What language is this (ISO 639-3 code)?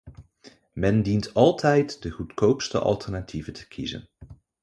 nld